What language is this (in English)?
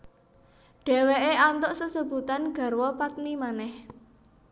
Javanese